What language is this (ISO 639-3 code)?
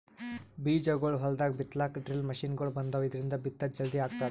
kan